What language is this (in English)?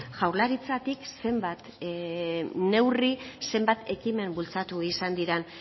Basque